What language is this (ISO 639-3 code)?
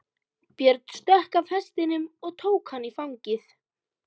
isl